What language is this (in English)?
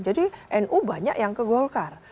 Indonesian